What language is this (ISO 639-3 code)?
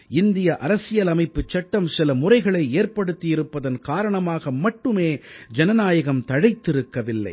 tam